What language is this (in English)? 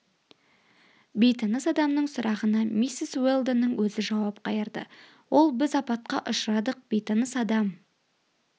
Kazakh